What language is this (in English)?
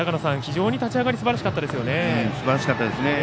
Japanese